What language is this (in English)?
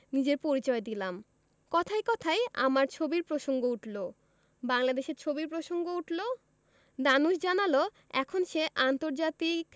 Bangla